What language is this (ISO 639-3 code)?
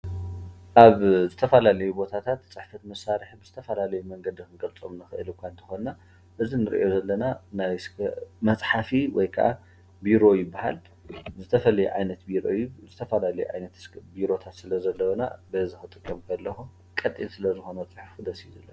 tir